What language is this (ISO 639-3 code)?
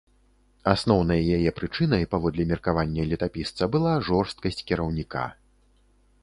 bel